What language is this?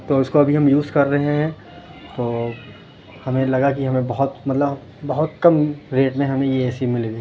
Urdu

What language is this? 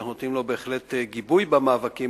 Hebrew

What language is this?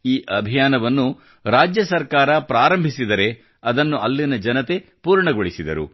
Kannada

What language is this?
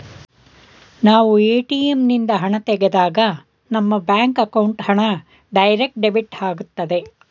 Kannada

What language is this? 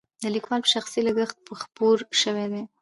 Pashto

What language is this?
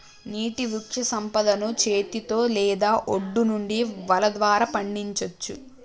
Telugu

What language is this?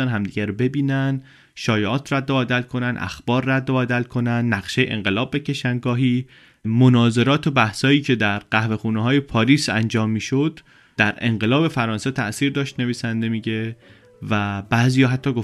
Persian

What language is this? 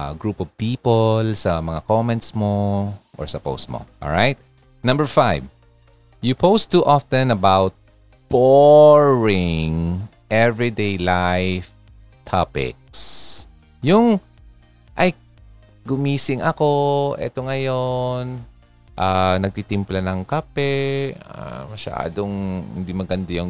Filipino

